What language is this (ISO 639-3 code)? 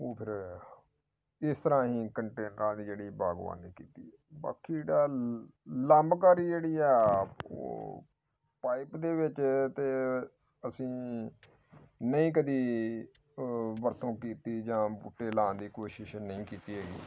pan